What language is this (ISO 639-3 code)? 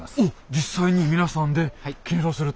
jpn